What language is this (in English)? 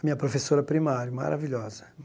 Portuguese